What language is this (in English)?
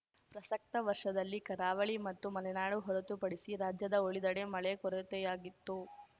Kannada